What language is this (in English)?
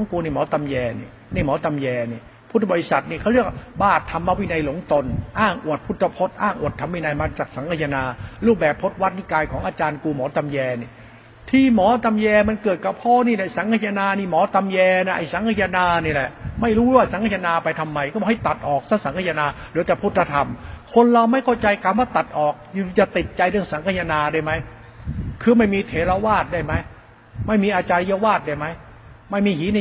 Thai